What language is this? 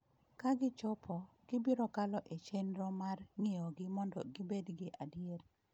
Luo (Kenya and Tanzania)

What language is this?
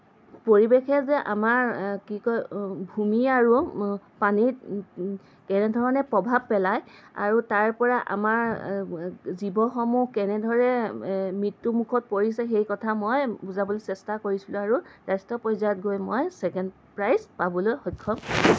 Assamese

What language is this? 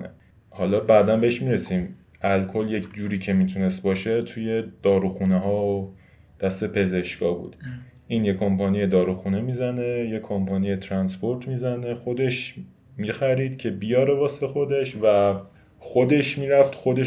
Persian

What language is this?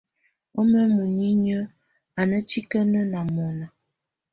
Tunen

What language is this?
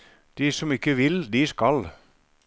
Norwegian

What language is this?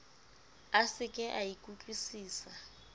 Southern Sotho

